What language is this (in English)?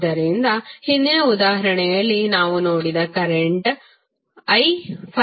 Kannada